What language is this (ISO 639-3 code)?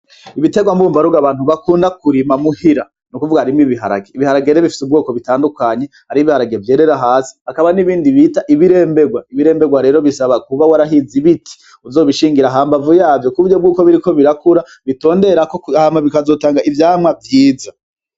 run